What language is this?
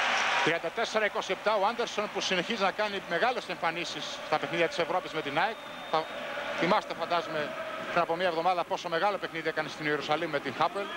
Greek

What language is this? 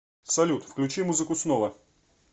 Russian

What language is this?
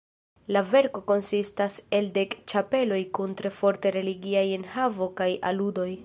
Esperanto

